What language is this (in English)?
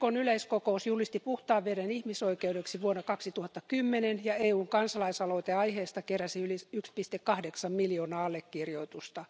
Finnish